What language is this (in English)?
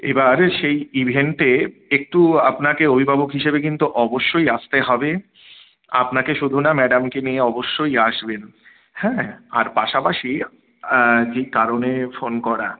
Bangla